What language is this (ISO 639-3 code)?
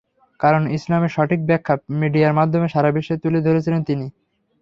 ben